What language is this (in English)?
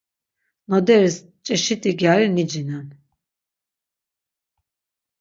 Laz